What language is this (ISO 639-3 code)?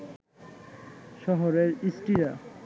ben